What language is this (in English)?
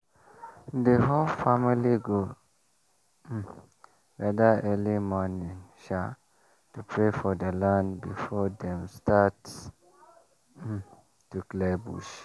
Nigerian Pidgin